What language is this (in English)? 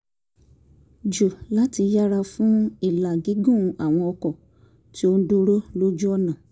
Yoruba